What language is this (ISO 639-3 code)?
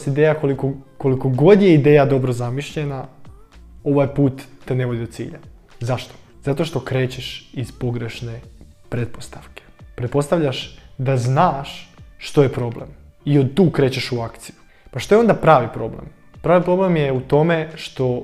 hrv